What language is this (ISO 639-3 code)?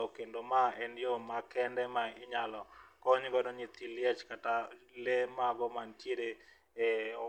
luo